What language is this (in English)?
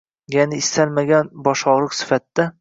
Uzbek